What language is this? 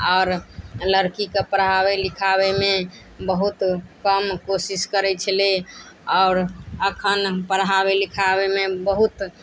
Maithili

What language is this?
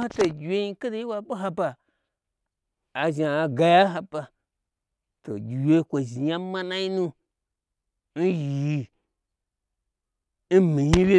Gbagyi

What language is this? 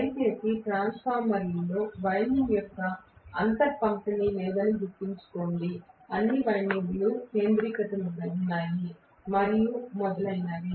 Telugu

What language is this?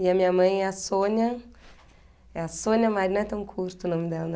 Portuguese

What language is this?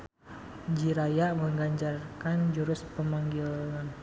Sundanese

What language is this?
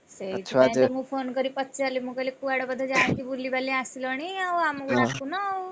Odia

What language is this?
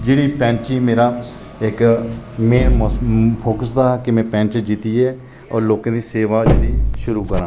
Dogri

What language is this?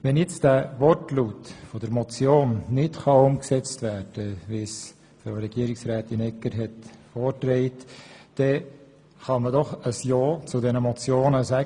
Swiss German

